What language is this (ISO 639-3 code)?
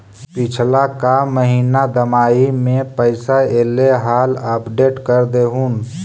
mag